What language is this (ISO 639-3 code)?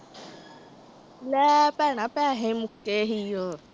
pan